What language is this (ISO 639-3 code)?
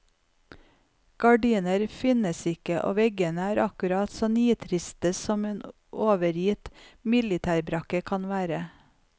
nor